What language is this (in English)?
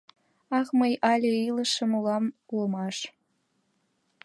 Mari